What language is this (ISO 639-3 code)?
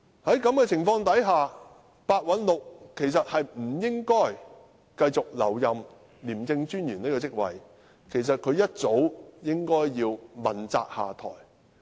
yue